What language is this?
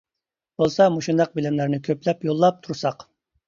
Uyghur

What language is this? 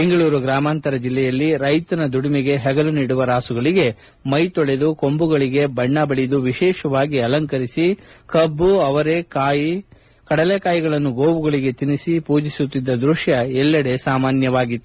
Kannada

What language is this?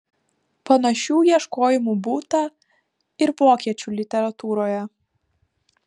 Lithuanian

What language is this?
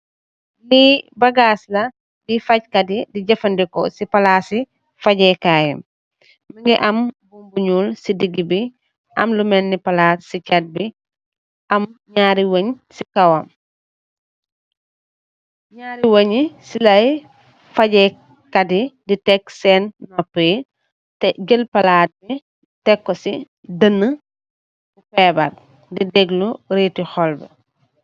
Wolof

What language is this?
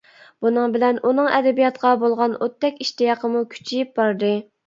Uyghur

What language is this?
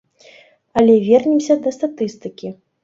Belarusian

